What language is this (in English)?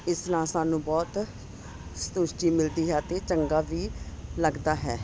Punjabi